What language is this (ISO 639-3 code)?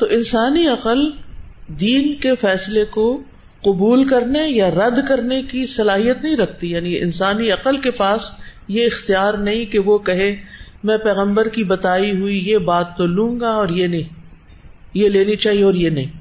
urd